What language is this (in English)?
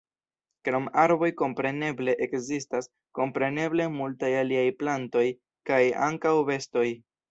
Esperanto